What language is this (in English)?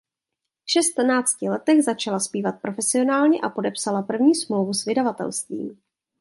Czech